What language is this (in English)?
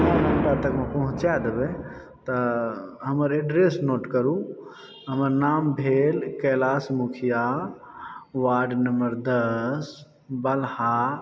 Maithili